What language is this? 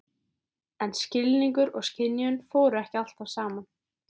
Icelandic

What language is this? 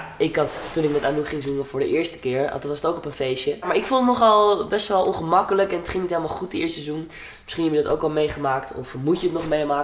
Dutch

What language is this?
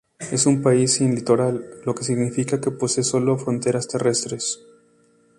Spanish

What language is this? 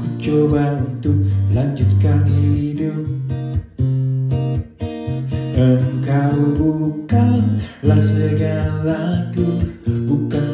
Indonesian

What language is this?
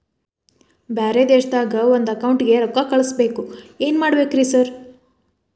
Kannada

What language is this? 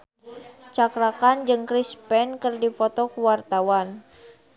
Sundanese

